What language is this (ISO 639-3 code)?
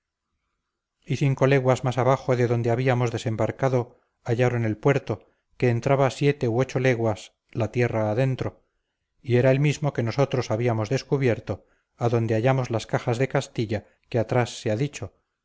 spa